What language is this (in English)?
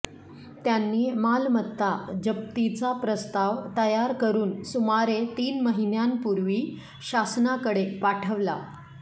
Marathi